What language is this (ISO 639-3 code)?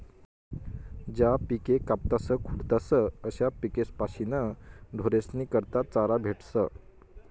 mar